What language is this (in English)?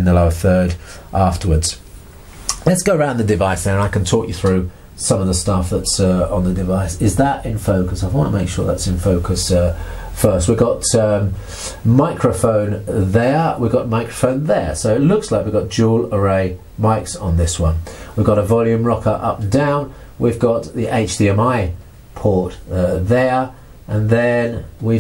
English